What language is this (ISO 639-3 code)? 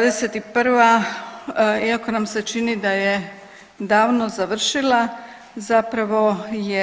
hrv